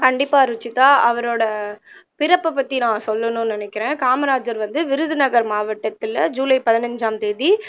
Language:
Tamil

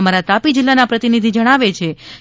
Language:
Gujarati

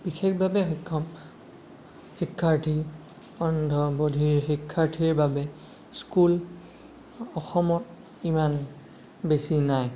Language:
Assamese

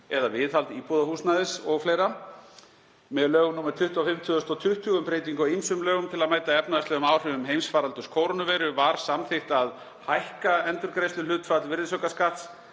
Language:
Icelandic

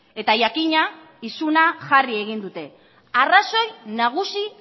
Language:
Basque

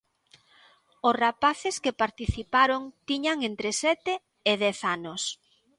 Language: Galician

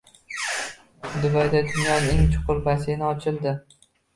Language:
Uzbek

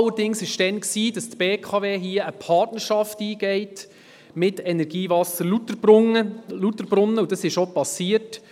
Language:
Swiss German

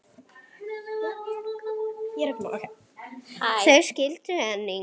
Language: Icelandic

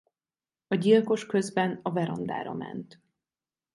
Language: Hungarian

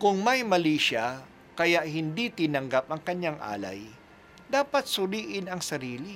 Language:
Filipino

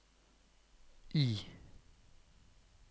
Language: Norwegian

